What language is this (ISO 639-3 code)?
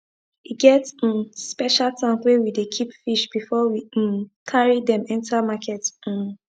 pcm